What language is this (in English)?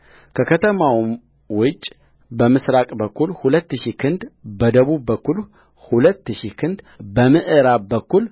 Amharic